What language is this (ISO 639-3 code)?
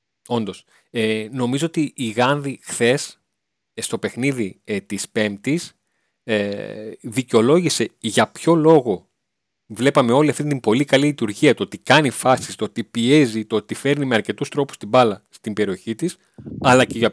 ell